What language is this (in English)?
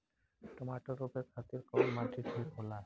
Bhojpuri